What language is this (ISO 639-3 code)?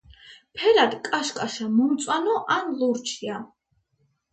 kat